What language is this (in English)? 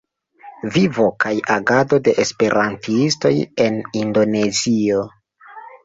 Esperanto